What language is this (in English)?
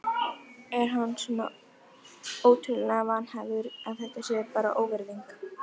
Icelandic